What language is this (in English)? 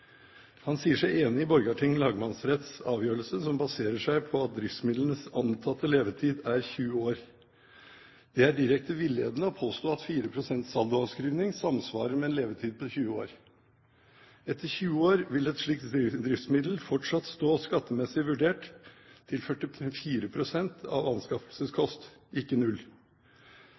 Norwegian Bokmål